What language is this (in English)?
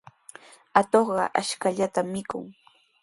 Sihuas Ancash Quechua